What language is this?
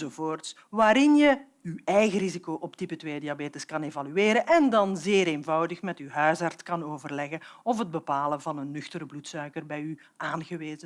Dutch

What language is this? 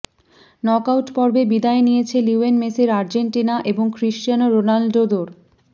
Bangla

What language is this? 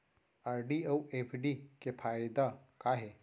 Chhattisgarhi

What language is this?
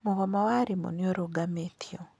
Kikuyu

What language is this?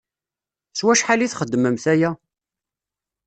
Kabyle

